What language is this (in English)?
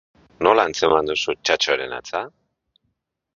Basque